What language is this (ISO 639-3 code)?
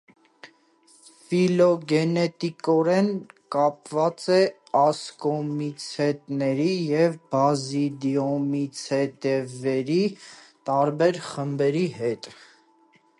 hye